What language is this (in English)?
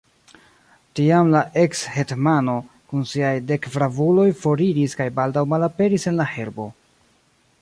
Esperanto